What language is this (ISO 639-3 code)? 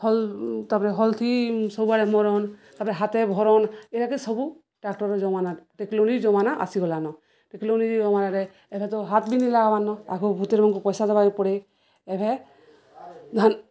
ori